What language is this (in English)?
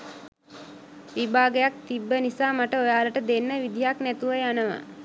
Sinhala